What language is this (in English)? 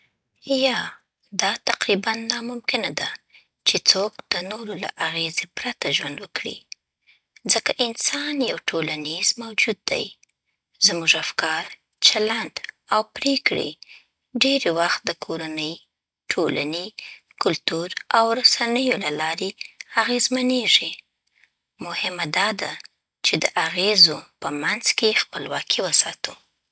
Southern Pashto